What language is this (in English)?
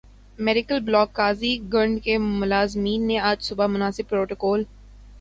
Urdu